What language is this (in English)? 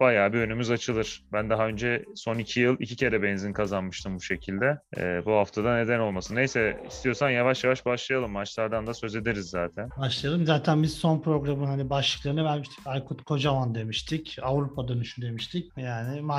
Turkish